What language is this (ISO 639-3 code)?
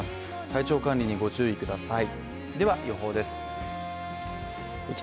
jpn